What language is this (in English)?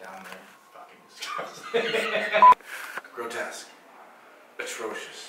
English